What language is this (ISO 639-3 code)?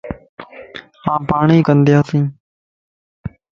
lss